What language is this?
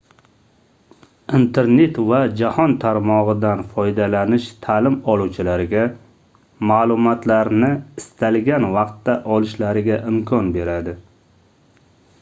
Uzbek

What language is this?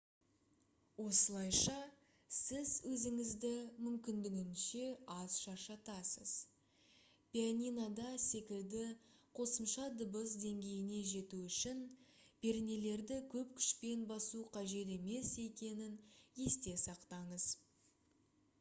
Kazakh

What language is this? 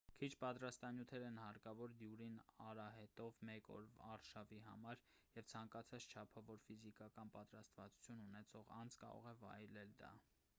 Armenian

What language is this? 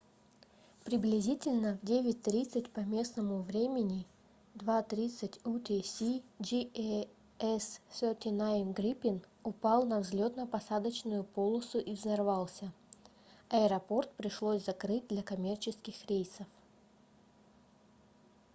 Russian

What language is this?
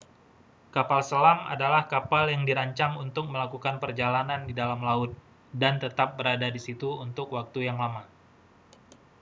Indonesian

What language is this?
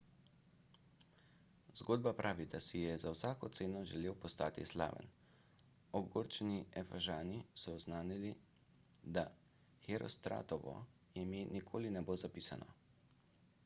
Slovenian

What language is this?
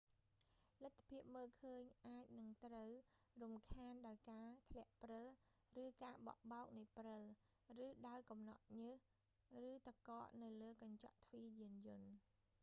Khmer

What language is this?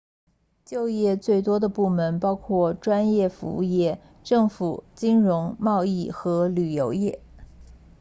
Chinese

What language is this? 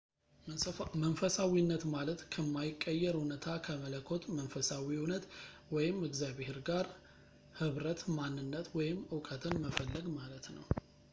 Amharic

